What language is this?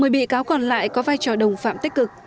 Vietnamese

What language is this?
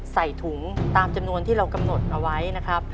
Thai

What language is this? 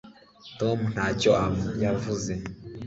Kinyarwanda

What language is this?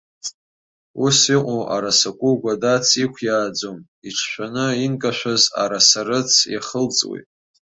Abkhazian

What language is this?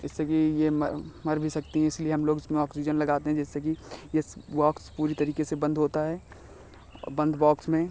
Hindi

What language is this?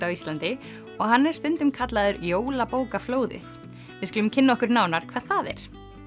Icelandic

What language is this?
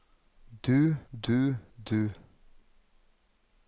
Norwegian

